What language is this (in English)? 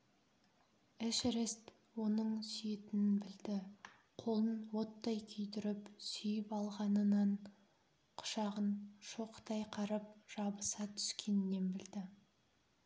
Kazakh